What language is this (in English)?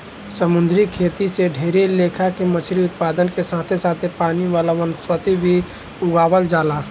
Bhojpuri